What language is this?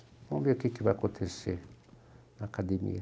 Portuguese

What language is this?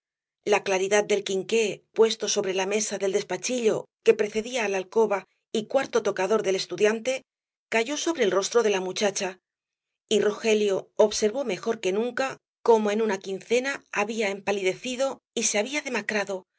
Spanish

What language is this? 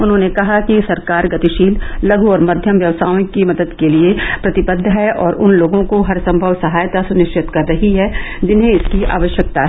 Hindi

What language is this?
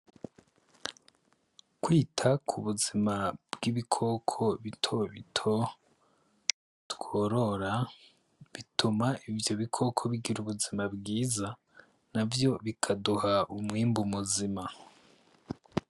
Rundi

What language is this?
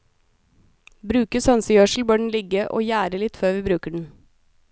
Norwegian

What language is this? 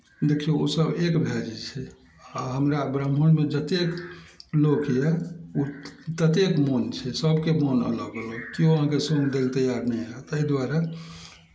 Maithili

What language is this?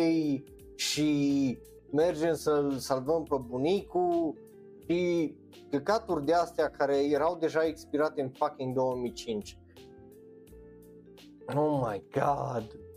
Romanian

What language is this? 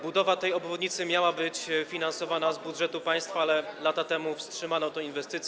Polish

